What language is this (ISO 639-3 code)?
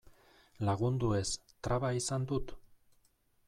eus